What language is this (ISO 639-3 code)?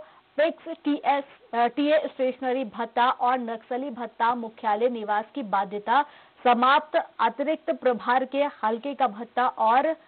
hin